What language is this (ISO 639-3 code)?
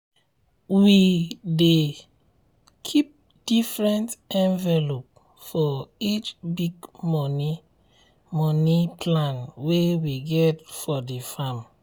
pcm